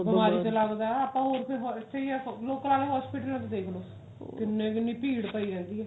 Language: Punjabi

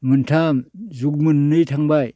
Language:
Bodo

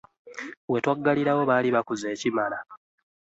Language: Ganda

